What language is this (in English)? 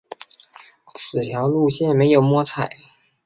Chinese